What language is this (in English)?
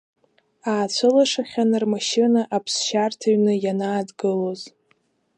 Abkhazian